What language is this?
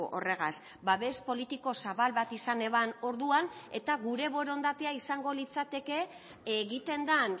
Basque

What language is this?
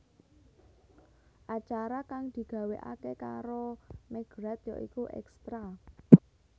Javanese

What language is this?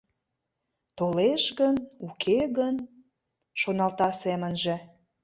Mari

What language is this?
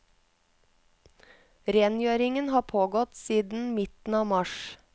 Norwegian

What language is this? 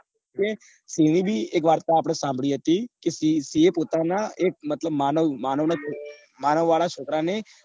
Gujarati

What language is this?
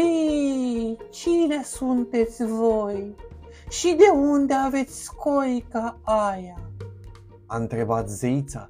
Romanian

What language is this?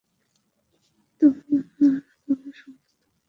Bangla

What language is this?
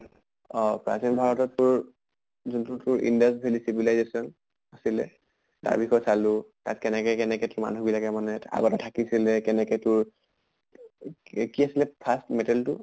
Assamese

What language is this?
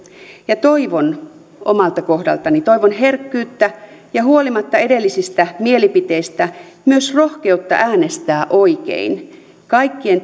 Finnish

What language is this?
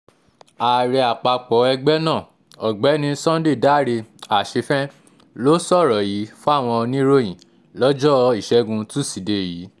Yoruba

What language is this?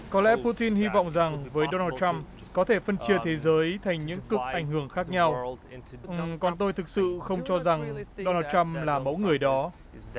Vietnamese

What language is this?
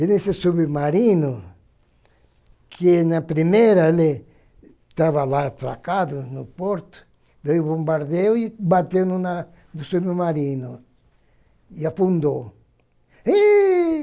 Portuguese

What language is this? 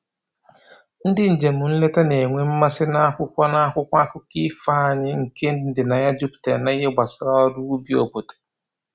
Igbo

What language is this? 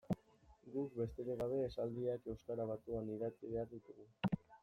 Basque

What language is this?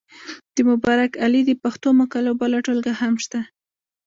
Pashto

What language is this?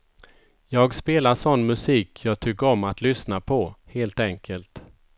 Swedish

